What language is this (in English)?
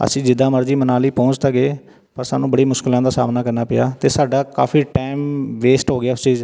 Punjabi